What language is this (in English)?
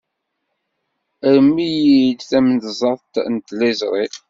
Kabyle